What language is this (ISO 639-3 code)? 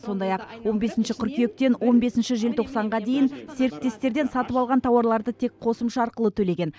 kaz